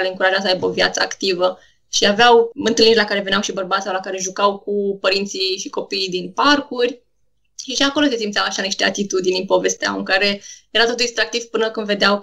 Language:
Romanian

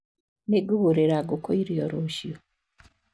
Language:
Kikuyu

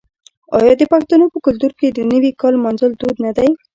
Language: Pashto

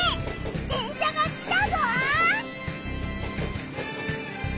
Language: Japanese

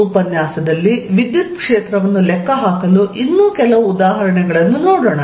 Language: Kannada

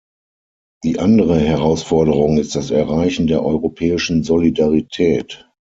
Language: German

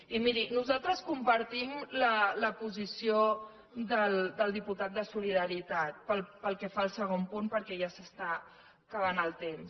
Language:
Catalan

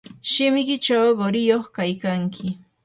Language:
Yanahuanca Pasco Quechua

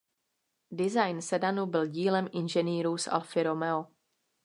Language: Czech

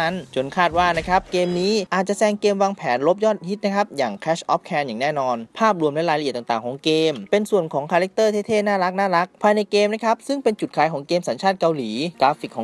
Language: Thai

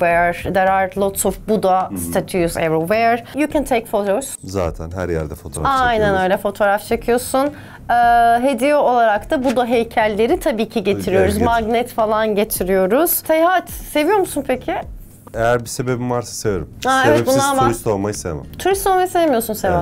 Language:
Turkish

